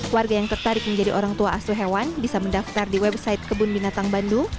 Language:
Indonesian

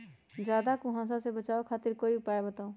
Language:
Magahi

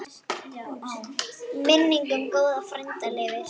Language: Icelandic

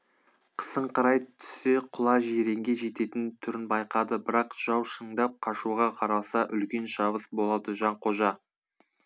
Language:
Kazakh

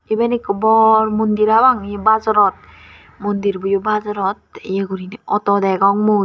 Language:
Chakma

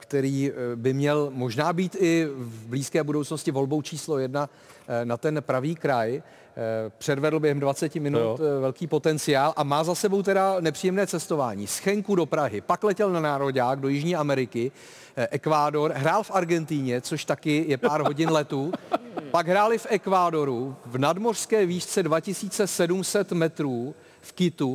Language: Czech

